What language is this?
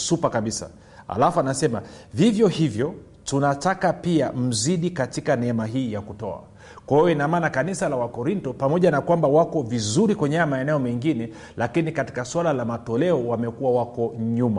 Swahili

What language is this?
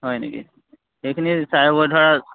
Assamese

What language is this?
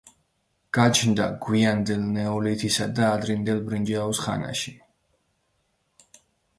Georgian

